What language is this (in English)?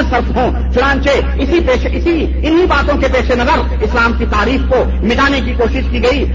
Urdu